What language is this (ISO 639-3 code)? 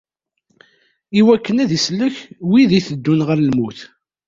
kab